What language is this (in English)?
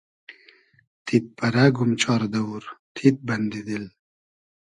Hazaragi